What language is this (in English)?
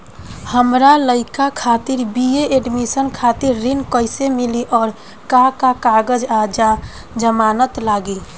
Bhojpuri